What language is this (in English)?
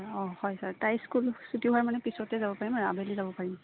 Assamese